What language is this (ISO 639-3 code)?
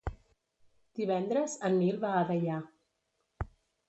cat